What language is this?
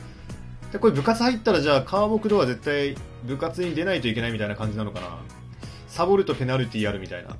Japanese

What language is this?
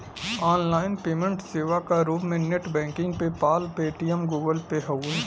Bhojpuri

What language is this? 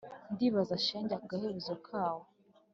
Kinyarwanda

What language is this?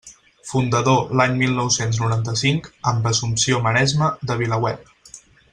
Catalan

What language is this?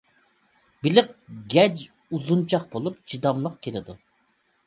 Uyghur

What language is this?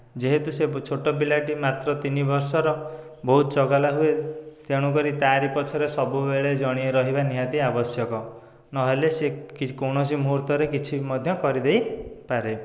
Odia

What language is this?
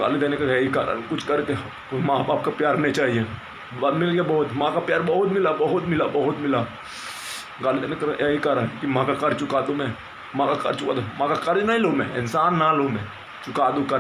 Indonesian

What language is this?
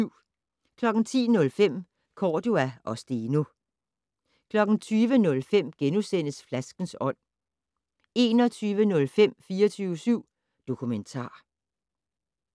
Danish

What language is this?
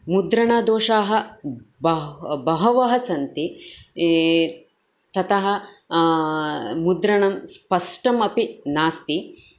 Sanskrit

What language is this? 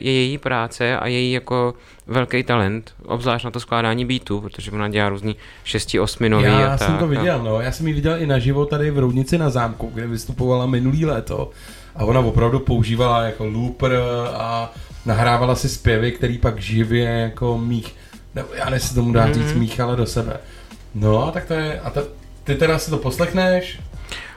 Czech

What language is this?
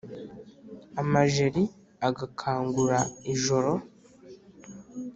Kinyarwanda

